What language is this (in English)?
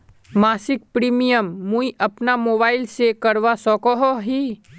Magahi